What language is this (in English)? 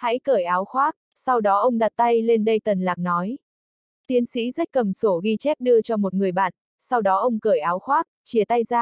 Vietnamese